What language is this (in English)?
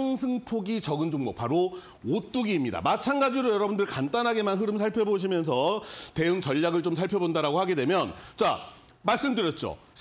Korean